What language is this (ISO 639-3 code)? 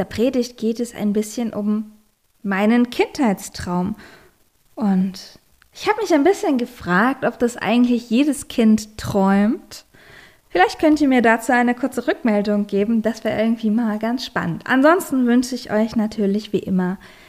deu